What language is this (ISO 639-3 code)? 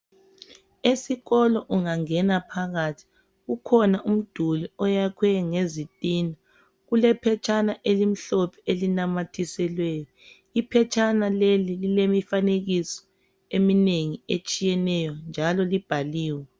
nde